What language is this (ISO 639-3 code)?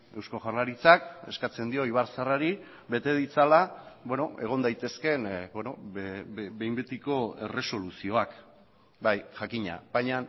eus